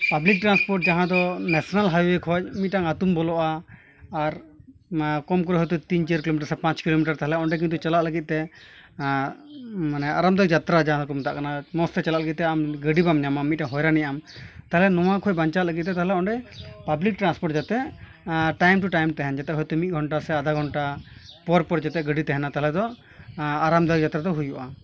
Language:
Santali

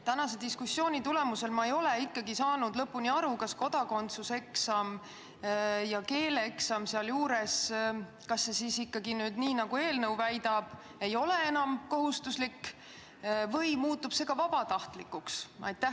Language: Estonian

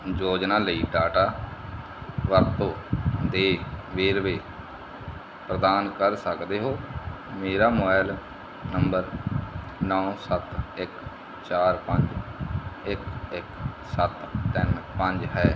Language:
Punjabi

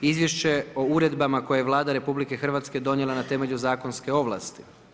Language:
Croatian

